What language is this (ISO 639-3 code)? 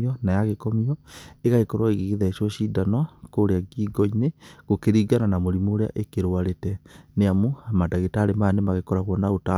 kik